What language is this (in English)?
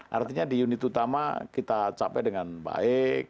Indonesian